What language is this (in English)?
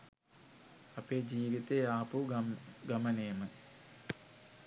Sinhala